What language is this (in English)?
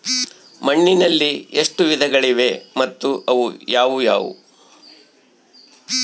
Kannada